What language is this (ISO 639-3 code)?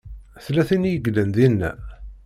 kab